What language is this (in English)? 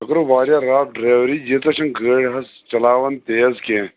Kashmiri